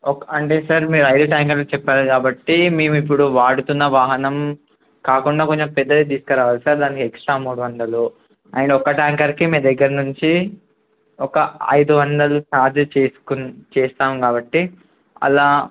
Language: Telugu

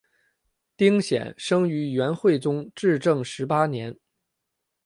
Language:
Chinese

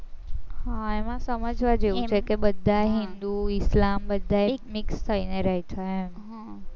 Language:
Gujarati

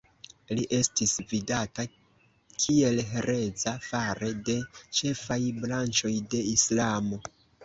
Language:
Esperanto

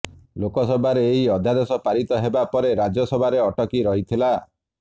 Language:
Odia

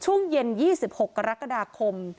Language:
Thai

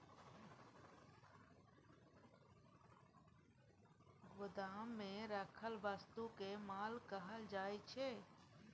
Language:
Maithili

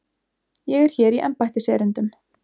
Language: Icelandic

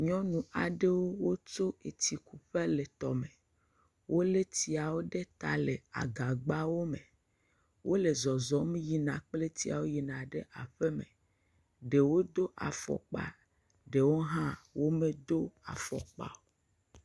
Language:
Ewe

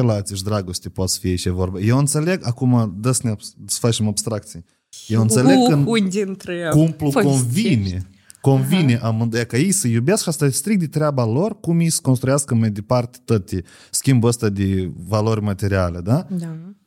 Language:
Romanian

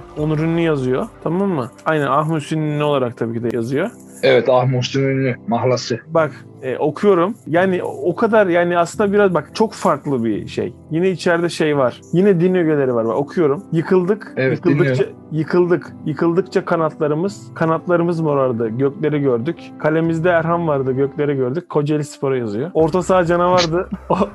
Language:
Turkish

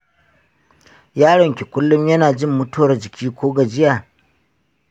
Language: Hausa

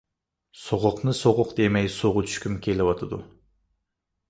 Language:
Uyghur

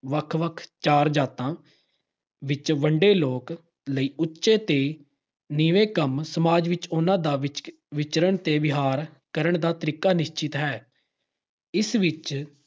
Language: Punjabi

